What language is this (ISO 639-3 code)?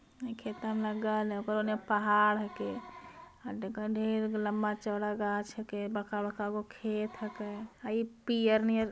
mag